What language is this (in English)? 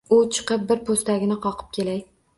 Uzbek